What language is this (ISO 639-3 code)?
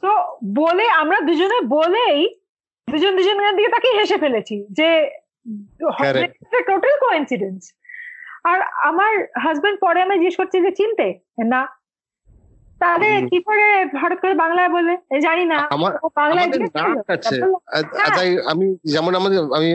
ben